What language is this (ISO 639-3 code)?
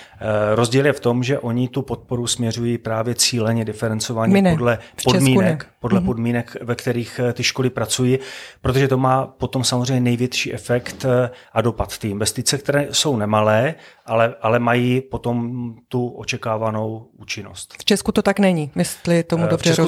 ces